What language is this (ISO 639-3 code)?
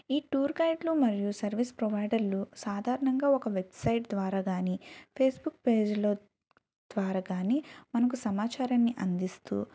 tel